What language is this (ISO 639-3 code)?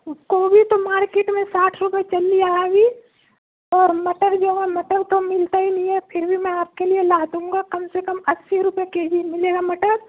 urd